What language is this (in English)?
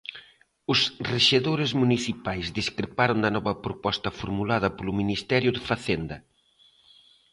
Galician